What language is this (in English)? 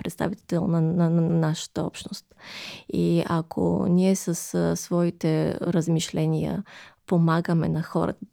Bulgarian